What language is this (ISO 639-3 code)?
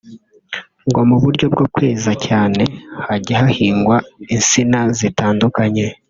kin